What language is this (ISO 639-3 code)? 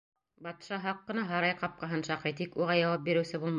bak